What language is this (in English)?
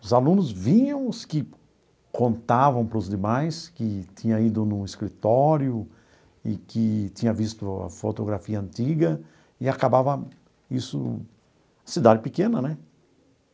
Portuguese